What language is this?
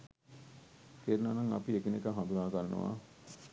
Sinhala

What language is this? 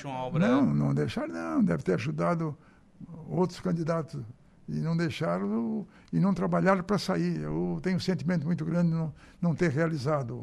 Portuguese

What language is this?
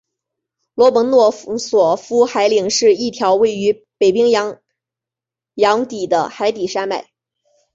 Chinese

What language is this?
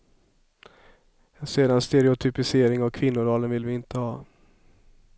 Swedish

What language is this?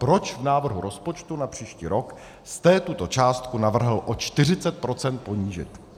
Czech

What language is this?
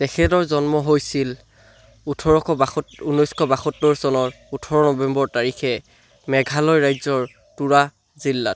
Assamese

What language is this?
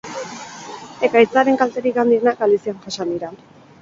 Basque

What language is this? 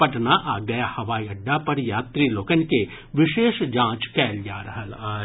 Maithili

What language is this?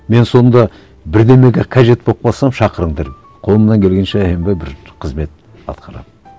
Kazakh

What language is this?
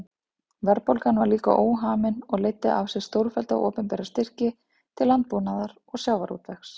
Icelandic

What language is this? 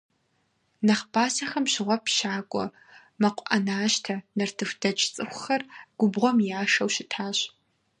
Kabardian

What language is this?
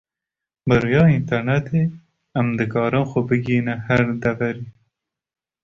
Kurdish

